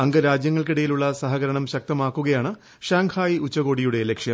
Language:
Malayalam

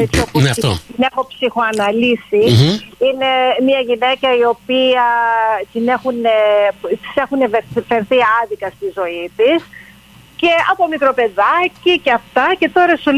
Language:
Greek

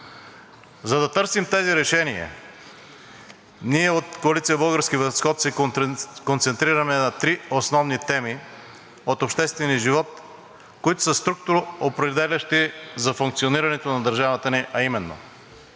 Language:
Bulgarian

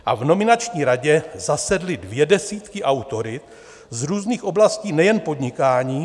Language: Czech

